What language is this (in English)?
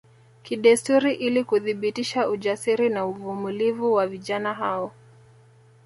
Swahili